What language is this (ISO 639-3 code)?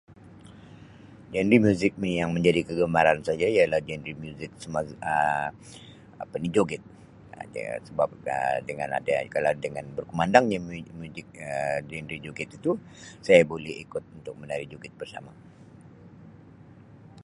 msi